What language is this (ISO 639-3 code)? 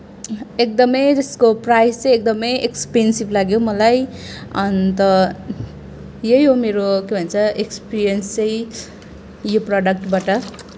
nep